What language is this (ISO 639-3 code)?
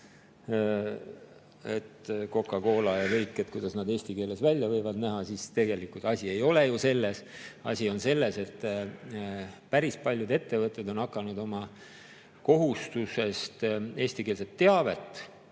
est